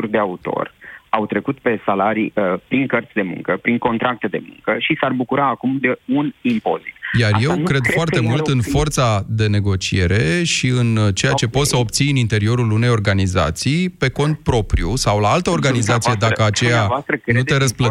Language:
Romanian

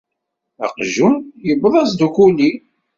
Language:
Kabyle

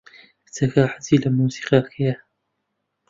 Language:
Central Kurdish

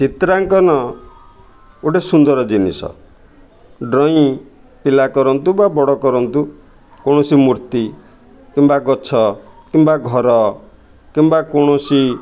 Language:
Odia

